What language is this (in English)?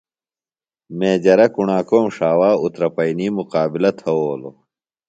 Phalura